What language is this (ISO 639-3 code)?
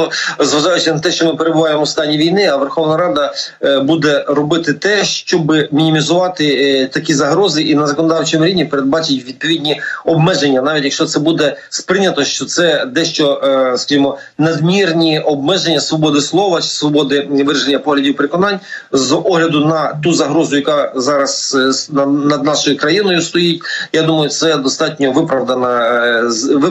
ukr